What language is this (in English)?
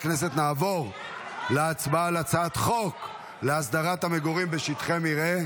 Hebrew